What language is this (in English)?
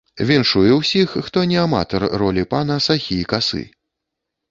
Belarusian